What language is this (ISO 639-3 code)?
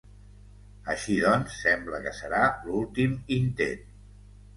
cat